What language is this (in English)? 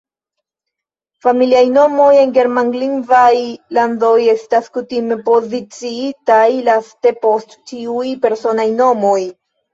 Esperanto